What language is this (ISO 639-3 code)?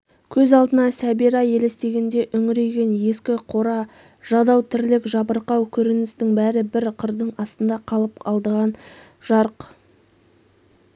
kaz